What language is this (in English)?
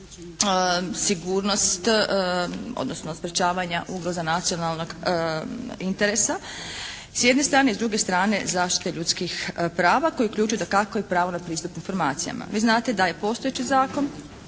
Croatian